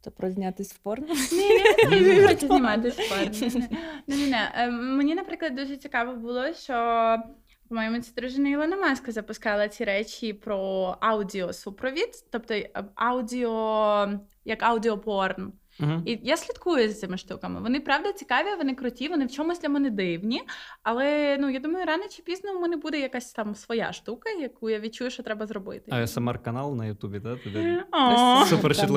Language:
Ukrainian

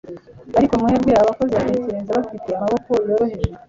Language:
Kinyarwanda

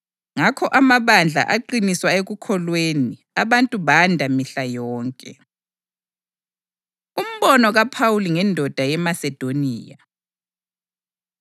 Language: North Ndebele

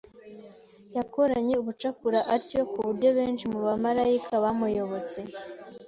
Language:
Kinyarwanda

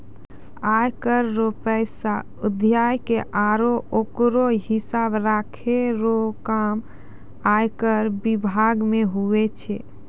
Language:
Maithili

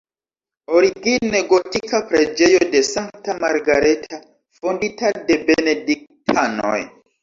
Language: Esperanto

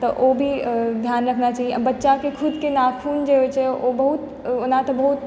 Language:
Maithili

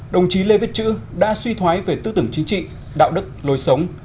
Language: Vietnamese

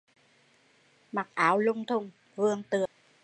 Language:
Vietnamese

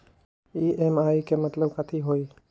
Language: Magahi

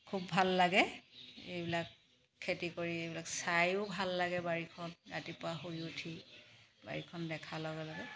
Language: Assamese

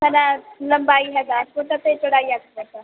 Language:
Punjabi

